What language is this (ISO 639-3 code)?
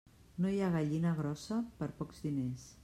cat